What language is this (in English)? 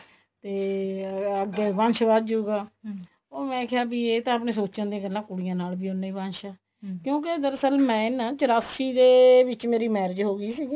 Punjabi